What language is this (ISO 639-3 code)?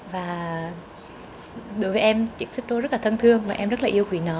vie